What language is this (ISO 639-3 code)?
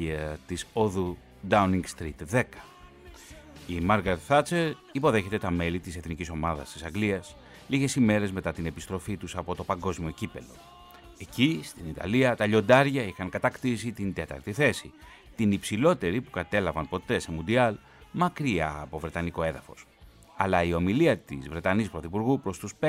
ell